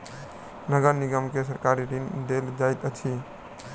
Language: Maithili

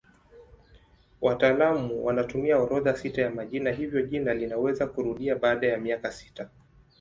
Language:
Swahili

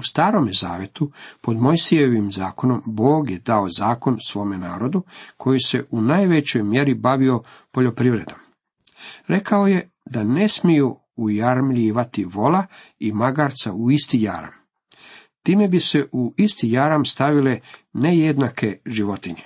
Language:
Croatian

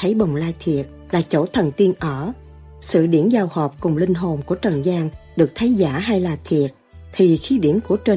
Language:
Vietnamese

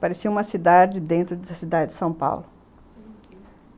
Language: Portuguese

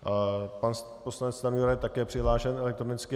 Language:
Czech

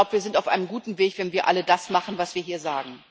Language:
German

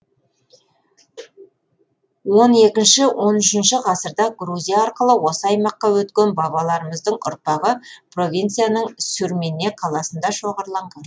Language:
Kazakh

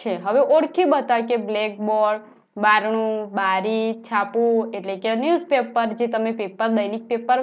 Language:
Romanian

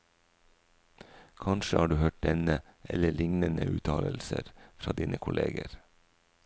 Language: Norwegian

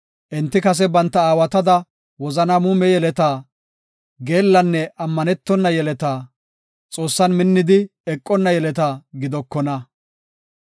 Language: Gofa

